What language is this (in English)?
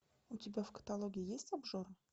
Russian